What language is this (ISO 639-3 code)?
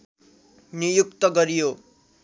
nep